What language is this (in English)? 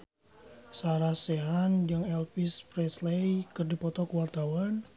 Sundanese